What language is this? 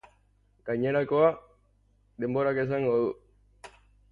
Basque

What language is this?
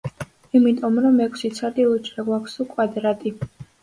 Georgian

